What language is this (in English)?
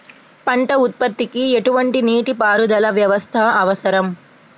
Telugu